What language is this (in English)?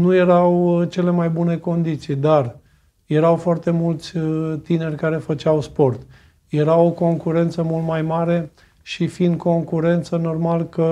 Romanian